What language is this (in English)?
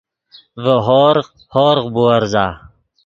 Yidgha